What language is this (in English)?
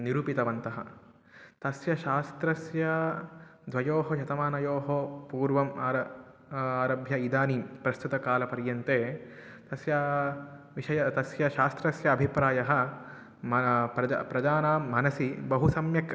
Sanskrit